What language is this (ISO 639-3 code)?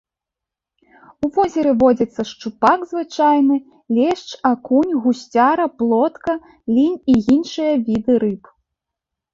bel